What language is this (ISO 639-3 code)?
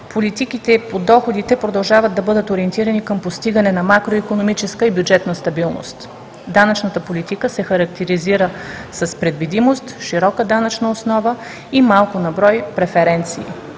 bul